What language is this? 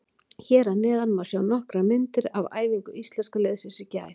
Icelandic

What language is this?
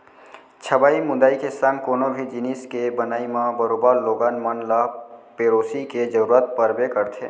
Chhattisgarhi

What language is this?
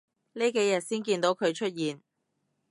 Cantonese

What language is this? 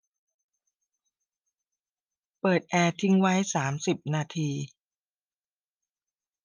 Thai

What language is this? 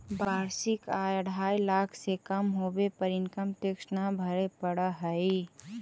Magahi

